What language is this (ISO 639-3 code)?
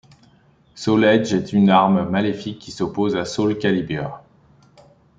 fra